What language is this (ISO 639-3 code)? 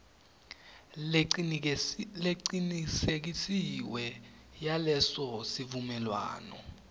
ssw